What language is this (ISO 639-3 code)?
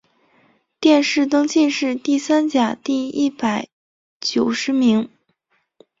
zho